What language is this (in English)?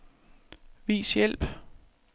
Danish